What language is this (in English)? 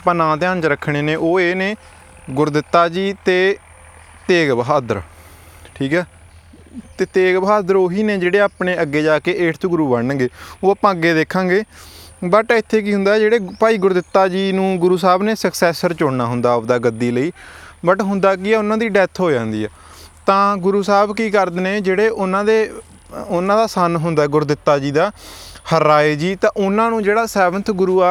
Punjabi